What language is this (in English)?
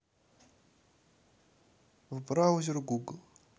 Russian